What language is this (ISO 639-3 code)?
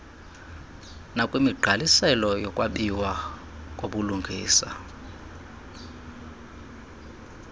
xho